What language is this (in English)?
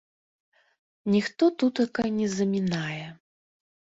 Belarusian